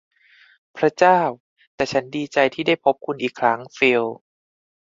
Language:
Thai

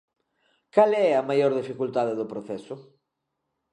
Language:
Galician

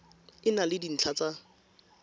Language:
Tswana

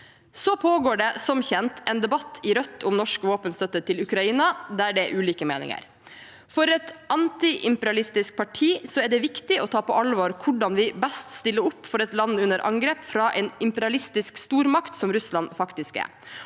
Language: Norwegian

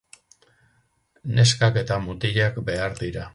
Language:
Basque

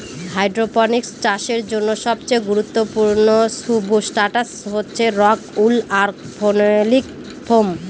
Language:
Bangla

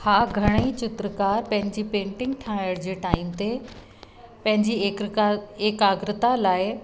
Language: Sindhi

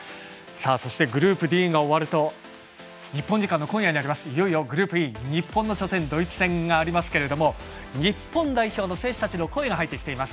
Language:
Japanese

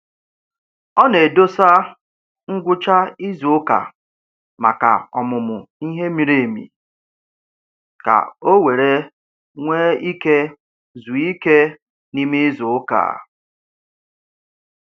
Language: Igbo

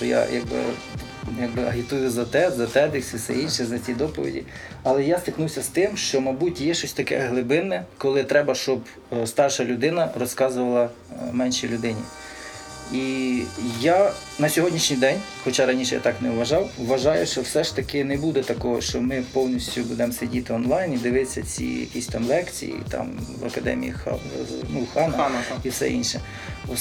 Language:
Ukrainian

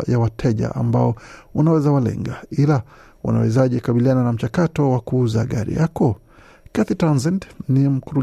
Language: Swahili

